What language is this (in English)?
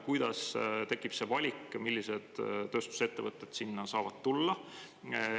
Estonian